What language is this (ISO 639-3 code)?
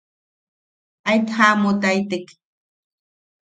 yaq